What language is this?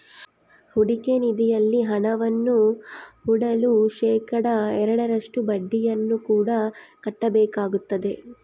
Kannada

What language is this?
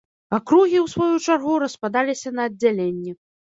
Belarusian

